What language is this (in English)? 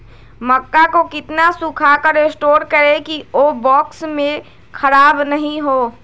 Magahi